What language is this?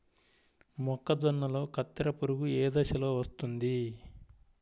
Telugu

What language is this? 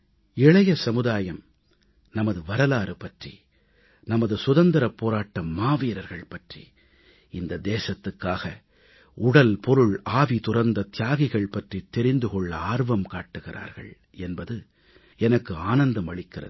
Tamil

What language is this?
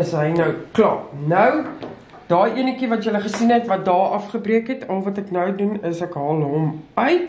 Dutch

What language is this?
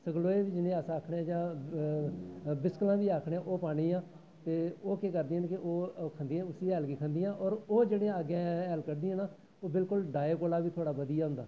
Dogri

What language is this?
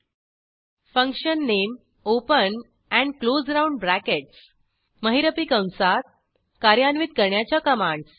Marathi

